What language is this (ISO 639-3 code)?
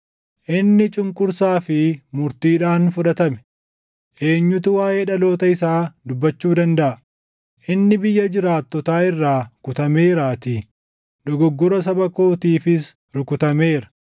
orm